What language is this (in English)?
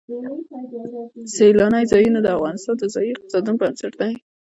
Pashto